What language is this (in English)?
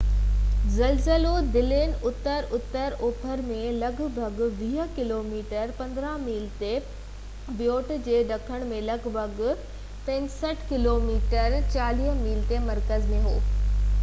Sindhi